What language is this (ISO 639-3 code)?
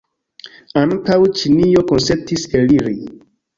epo